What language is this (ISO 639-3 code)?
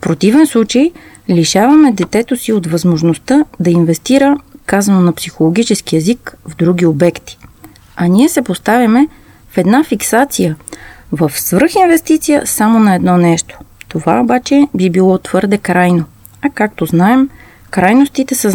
bul